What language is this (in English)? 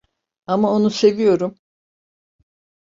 Turkish